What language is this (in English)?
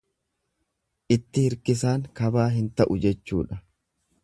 Oromo